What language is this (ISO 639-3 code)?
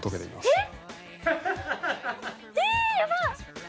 jpn